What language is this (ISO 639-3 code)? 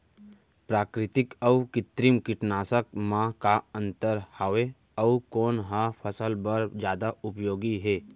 hne